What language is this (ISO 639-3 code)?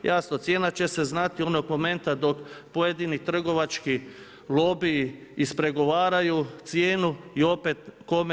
hrv